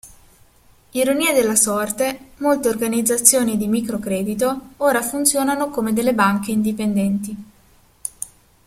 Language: Italian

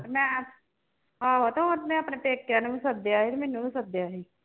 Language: Punjabi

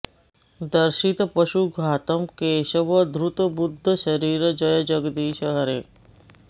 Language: Sanskrit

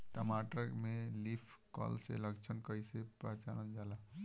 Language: Bhojpuri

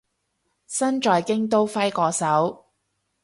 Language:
Cantonese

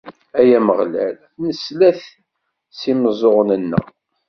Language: Kabyle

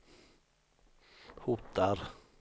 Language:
Swedish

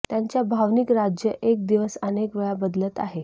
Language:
Marathi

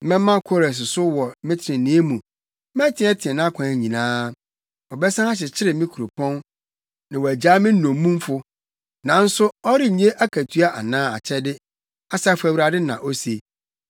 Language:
Akan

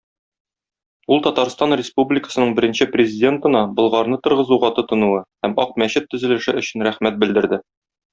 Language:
Tatar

